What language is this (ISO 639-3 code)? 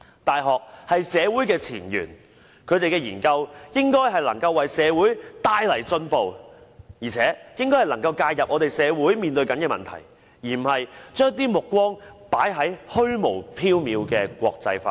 yue